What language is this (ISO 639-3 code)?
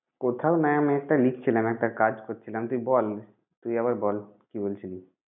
ben